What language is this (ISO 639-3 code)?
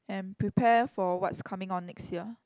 eng